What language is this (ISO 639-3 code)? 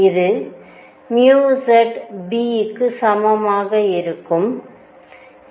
tam